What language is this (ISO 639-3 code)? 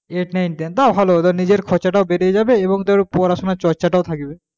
ben